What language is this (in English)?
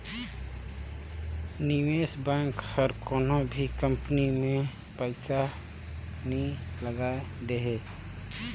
Chhattisgarhi